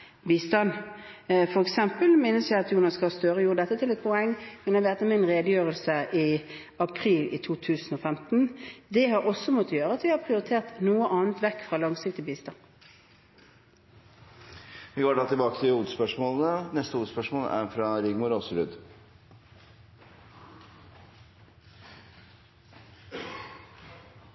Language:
Norwegian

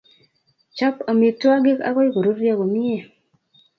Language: Kalenjin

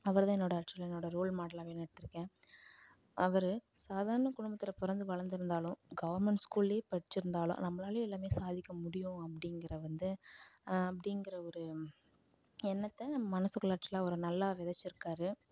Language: Tamil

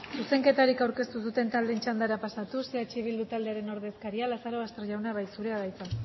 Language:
Basque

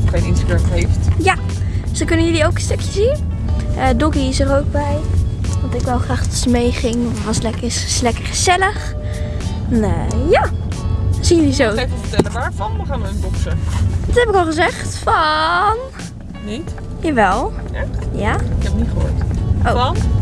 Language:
Dutch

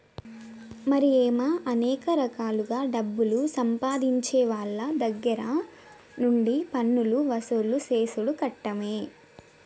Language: Telugu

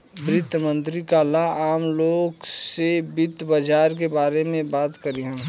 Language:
Bhojpuri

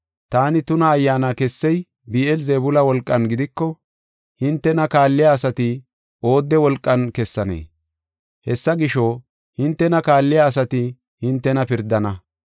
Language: Gofa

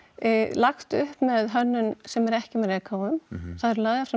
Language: Icelandic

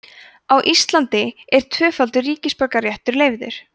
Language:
Icelandic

